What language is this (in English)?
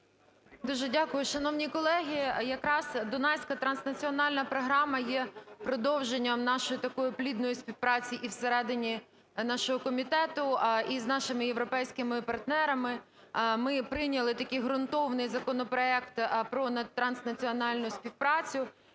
Ukrainian